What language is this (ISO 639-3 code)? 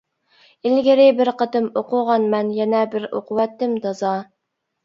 uig